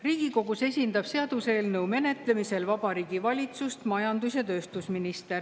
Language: Estonian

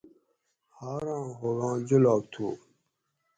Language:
Gawri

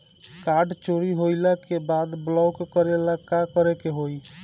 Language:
Bhojpuri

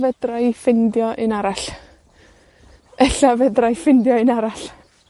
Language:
Welsh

